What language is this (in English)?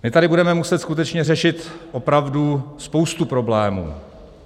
Czech